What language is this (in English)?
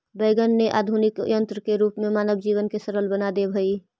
Magahi